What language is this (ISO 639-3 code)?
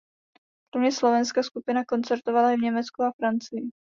ces